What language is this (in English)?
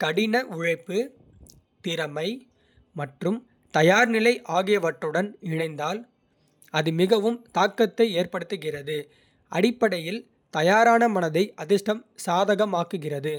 Kota (India)